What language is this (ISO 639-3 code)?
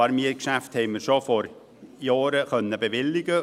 gsw